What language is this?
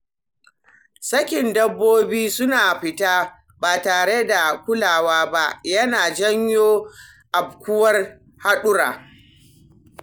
Hausa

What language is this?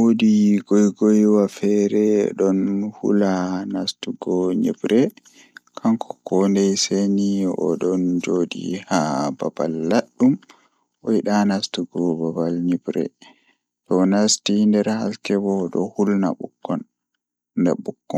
Fula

